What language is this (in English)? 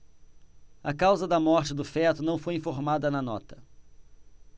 Portuguese